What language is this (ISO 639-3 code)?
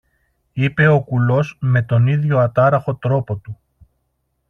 ell